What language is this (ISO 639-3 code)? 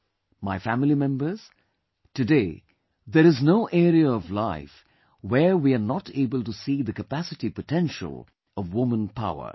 eng